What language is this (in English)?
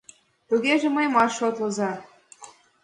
Mari